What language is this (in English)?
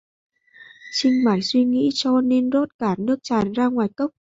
Vietnamese